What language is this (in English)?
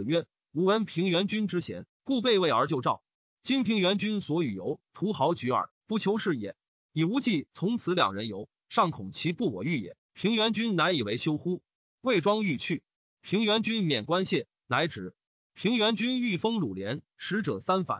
Chinese